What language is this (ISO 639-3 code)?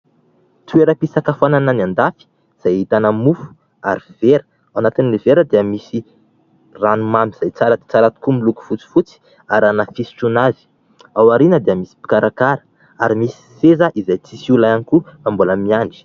mlg